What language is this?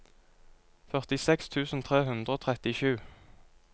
Norwegian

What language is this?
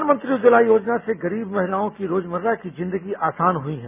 Hindi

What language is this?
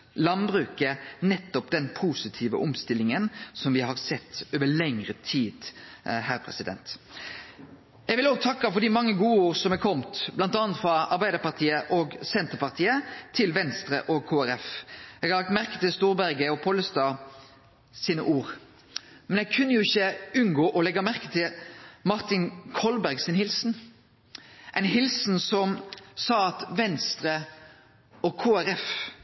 Norwegian Nynorsk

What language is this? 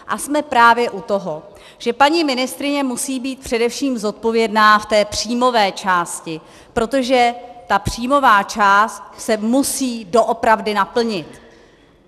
Czech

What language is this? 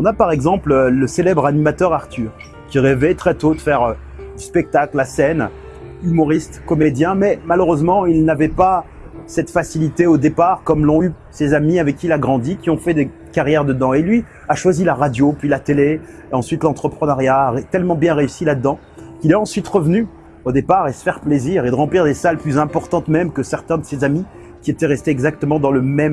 French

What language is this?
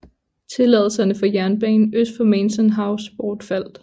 Danish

